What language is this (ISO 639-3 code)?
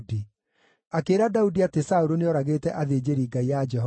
kik